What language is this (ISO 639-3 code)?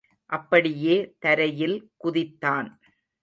tam